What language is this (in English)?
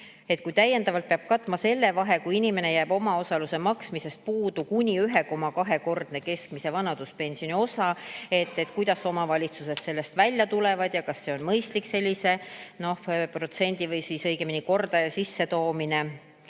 Estonian